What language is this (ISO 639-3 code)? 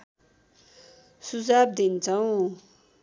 nep